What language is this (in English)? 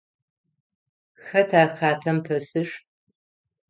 Adyghe